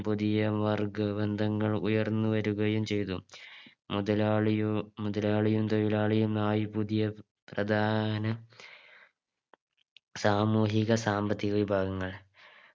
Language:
Malayalam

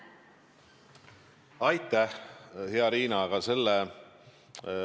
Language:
Estonian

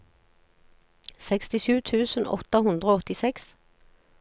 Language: Norwegian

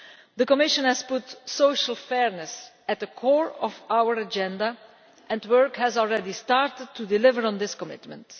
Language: English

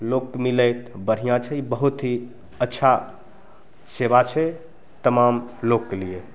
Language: Maithili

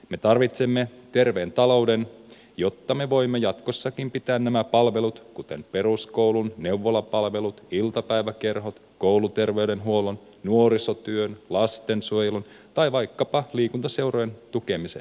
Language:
Finnish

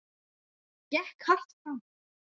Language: Icelandic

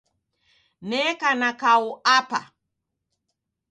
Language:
Taita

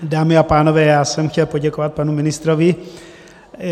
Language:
Czech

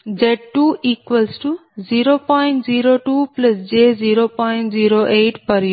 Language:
Telugu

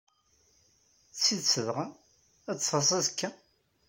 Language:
Kabyle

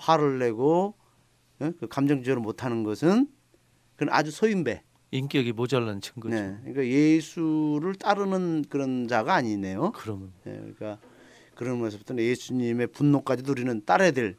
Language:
Korean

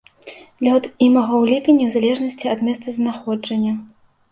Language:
Belarusian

